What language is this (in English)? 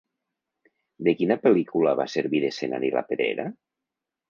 Catalan